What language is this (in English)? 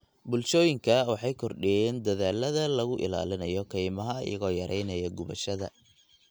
Somali